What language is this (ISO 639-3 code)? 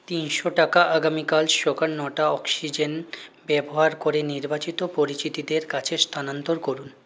ben